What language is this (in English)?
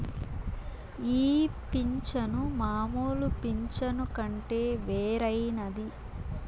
Telugu